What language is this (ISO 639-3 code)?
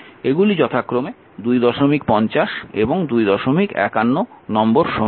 ben